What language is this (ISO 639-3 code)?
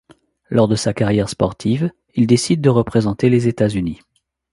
fra